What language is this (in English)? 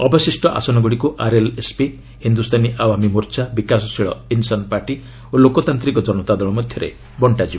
Odia